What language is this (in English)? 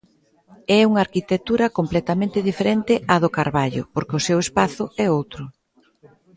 Galician